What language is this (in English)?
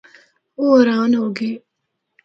Northern Hindko